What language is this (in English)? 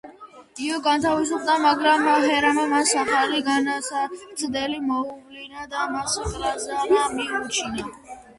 Georgian